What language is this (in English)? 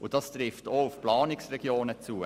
Swiss German